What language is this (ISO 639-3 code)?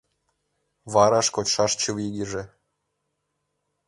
chm